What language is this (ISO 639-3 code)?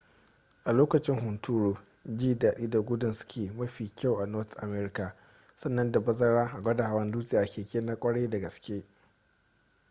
hau